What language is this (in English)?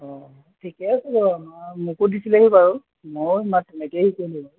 Assamese